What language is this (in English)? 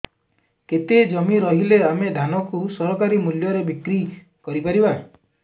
Odia